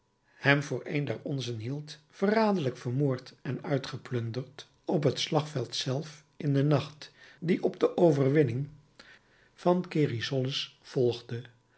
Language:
Dutch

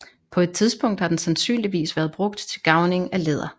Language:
Danish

